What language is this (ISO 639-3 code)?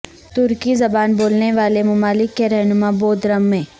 urd